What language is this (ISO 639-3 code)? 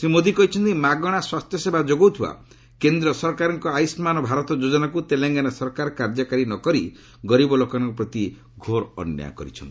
ori